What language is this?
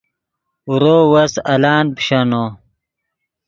Yidgha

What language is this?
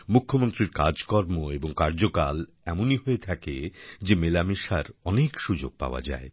Bangla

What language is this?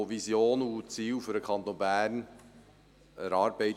Swiss German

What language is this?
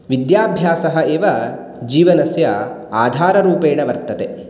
Sanskrit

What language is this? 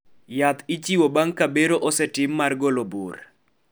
Luo (Kenya and Tanzania)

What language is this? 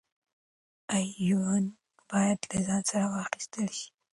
Pashto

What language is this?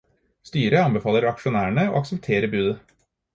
Norwegian Bokmål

